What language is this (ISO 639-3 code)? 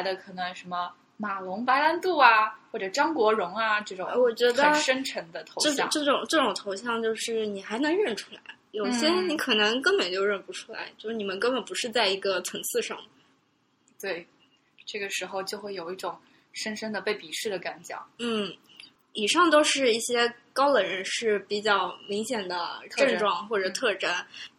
zho